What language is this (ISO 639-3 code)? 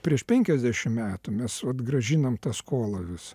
lit